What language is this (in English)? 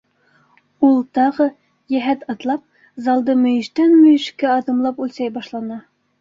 Bashkir